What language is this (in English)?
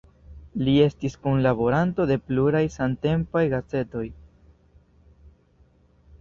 Esperanto